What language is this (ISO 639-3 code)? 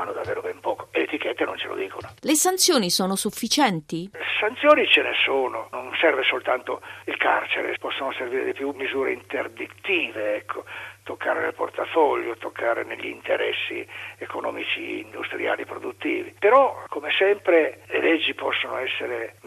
ita